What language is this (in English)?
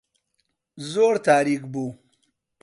Central Kurdish